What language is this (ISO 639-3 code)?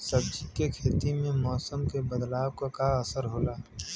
bho